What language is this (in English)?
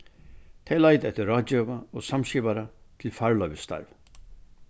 Faroese